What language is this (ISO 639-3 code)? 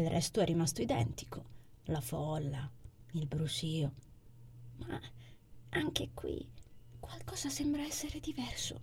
ita